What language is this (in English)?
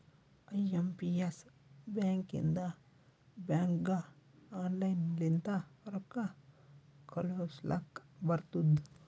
Kannada